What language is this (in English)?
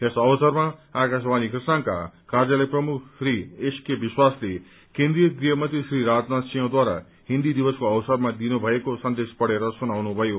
Nepali